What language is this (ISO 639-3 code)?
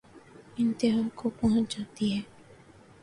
urd